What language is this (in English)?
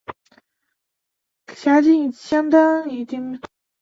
Chinese